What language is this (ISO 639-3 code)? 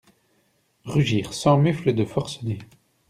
fra